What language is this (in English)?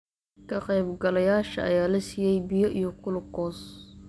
Somali